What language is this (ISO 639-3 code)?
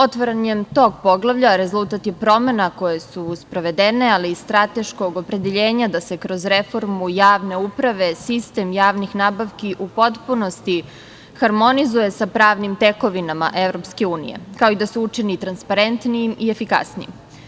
srp